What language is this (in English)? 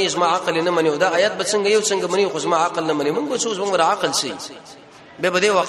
Arabic